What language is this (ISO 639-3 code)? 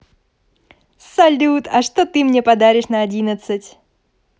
rus